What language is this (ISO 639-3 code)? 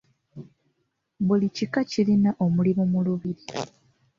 lug